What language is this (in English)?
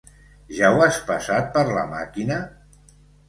Catalan